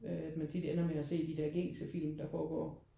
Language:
Danish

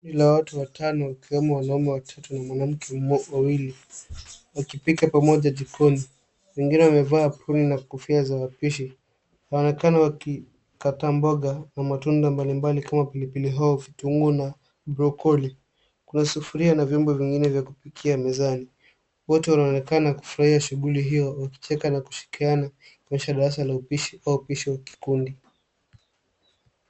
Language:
Swahili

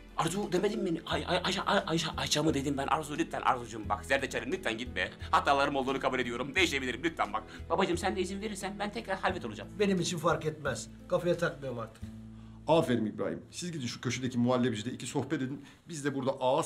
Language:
Turkish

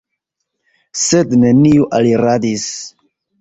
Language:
Esperanto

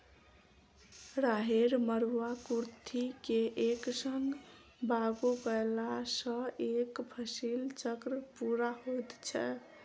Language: Maithili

